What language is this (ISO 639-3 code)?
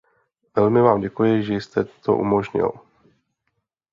ces